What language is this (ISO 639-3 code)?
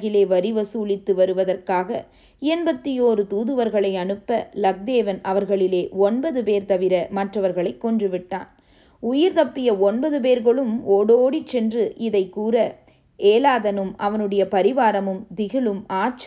tam